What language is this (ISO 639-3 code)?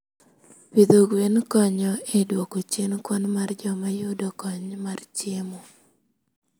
luo